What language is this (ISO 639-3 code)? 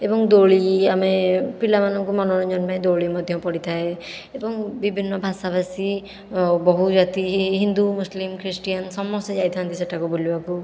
ori